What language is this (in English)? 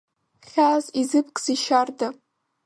Abkhazian